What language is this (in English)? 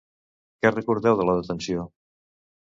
Catalan